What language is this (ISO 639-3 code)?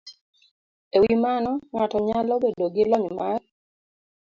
luo